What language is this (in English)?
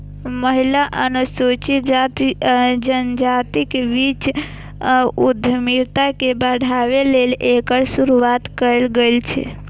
Maithili